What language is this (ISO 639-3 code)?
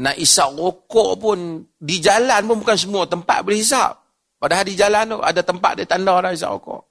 msa